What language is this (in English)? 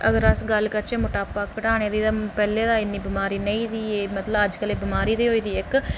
Dogri